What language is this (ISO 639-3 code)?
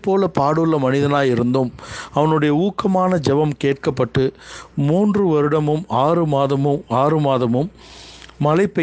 tam